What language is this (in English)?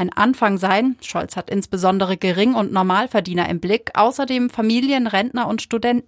German